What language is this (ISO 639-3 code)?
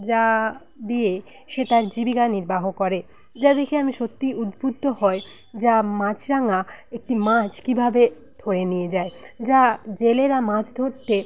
ben